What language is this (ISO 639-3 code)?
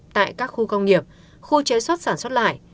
vie